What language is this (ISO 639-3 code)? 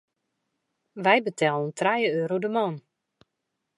fry